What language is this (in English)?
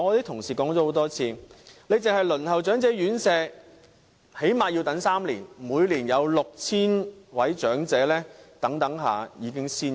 Cantonese